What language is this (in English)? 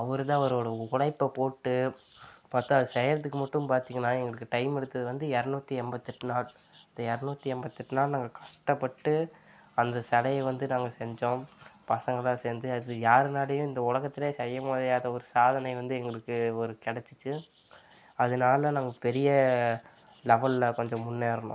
Tamil